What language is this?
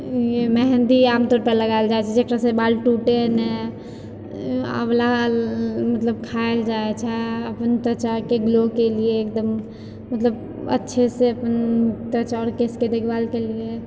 Maithili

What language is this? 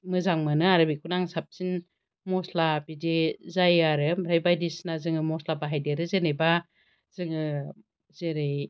Bodo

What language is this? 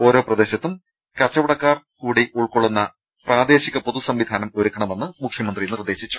Malayalam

